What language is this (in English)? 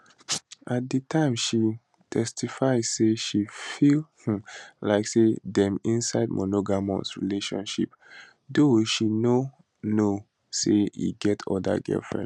Nigerian Pidgin